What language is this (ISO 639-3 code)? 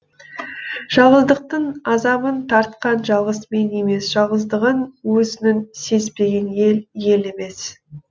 kaz